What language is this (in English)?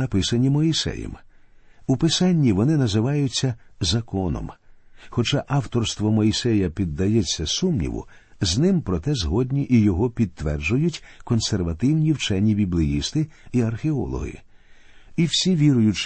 Ukrainian